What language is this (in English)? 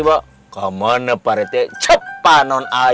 Indonesian